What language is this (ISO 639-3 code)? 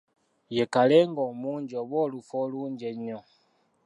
lug